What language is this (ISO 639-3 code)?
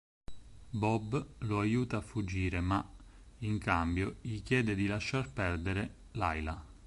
ita